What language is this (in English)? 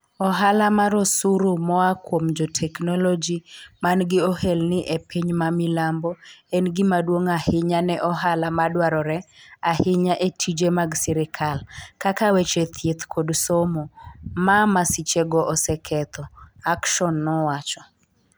Luo (Kenya and Tanzania)